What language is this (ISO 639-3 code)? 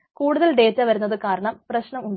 mal